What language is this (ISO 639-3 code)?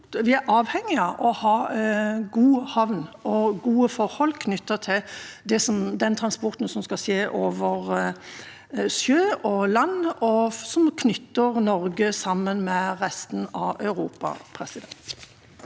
nor